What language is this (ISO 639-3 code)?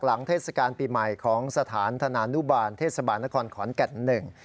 tha